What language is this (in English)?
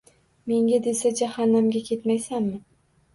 Uzbek